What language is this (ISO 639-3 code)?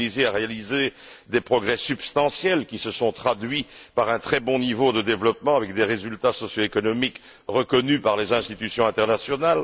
fra